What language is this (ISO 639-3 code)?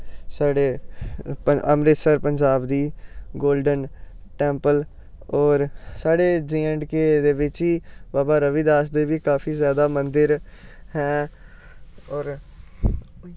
doi